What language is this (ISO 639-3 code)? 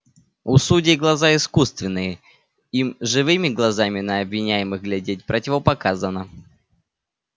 rus